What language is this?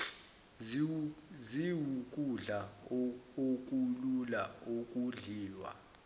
Zulu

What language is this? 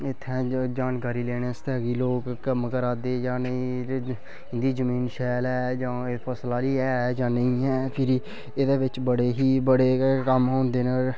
Dogri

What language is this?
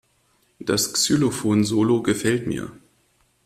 German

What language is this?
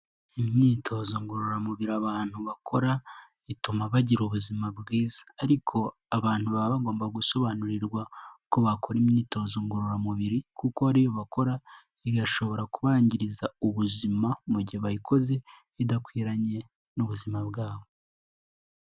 Kinyarwanda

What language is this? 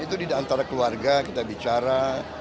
Indonesian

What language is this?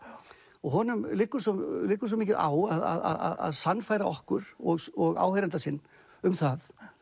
Icelandic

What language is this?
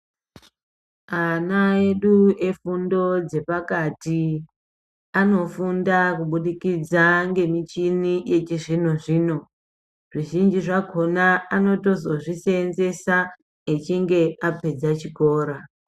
Ndau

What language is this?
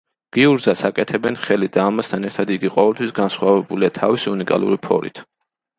Georgian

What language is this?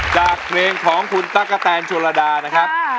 Thai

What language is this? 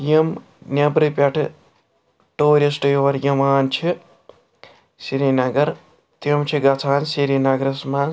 Kashmiri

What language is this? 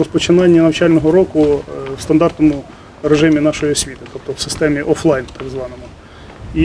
Ukrainian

